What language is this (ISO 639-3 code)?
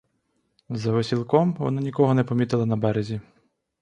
ukr